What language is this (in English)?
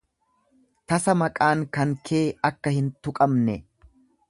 Oromo